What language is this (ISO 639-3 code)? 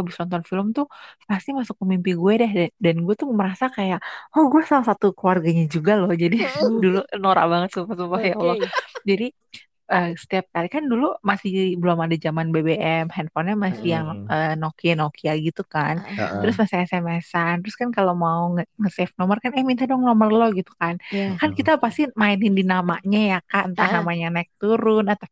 ind